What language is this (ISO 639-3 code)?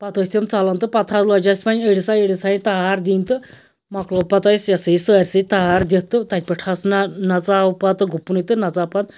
kas